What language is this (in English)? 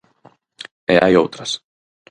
Galician